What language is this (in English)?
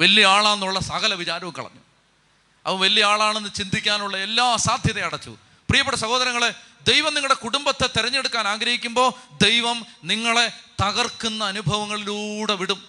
Malayalam